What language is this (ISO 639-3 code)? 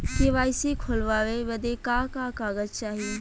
bho